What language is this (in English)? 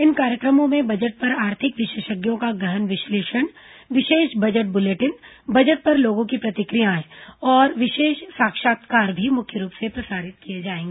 Hindi